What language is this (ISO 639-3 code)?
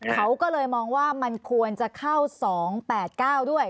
tha